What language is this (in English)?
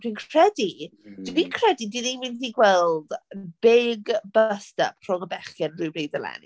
Welsh